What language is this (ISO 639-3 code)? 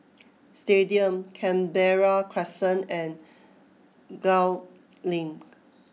eng